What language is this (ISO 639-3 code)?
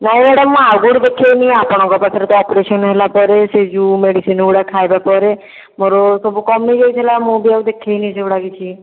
ori